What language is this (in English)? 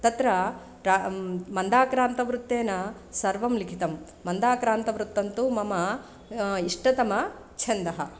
Sanskrit